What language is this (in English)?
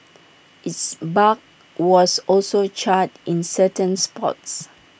English